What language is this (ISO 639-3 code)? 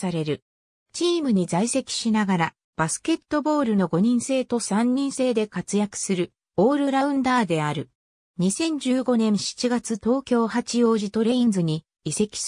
jpn